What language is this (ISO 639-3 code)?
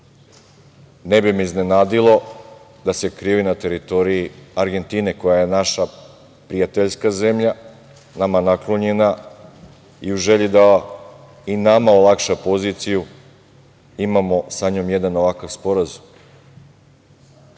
srp